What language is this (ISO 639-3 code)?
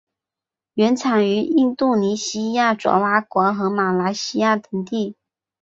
zho